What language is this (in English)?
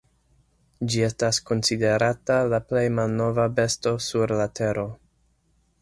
Esperanto